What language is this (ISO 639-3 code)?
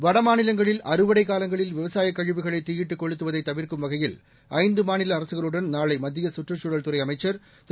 tam